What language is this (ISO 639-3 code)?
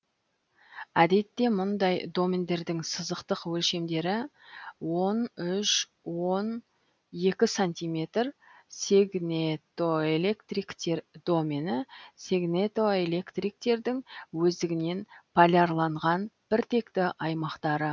kaz